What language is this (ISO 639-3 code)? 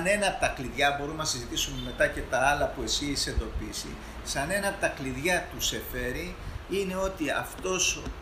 ell